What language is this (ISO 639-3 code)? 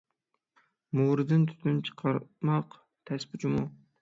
uig